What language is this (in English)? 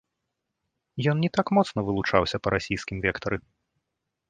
Belarusian